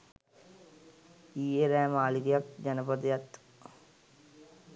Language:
Sinhala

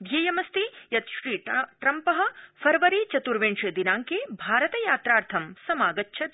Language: Sanskrit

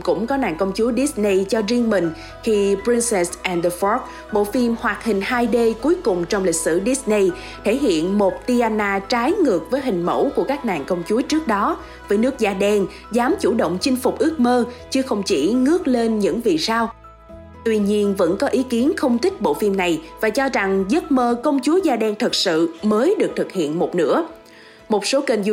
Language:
Vietnamese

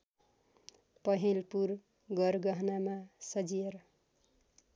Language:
Nepali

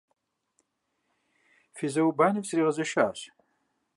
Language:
Kabardian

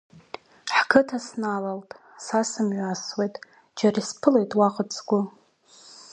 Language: Abkhazian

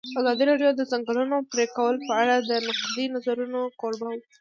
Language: Pashto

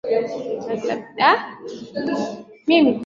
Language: Swahili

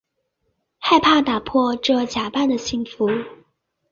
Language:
Chinese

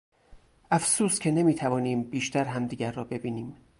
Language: Persian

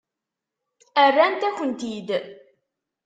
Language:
Kabyle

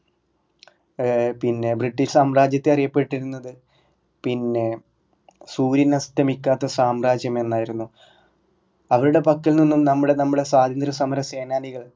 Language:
Malayalam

